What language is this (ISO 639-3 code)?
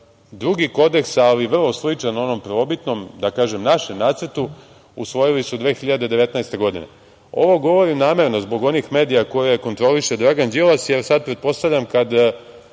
srp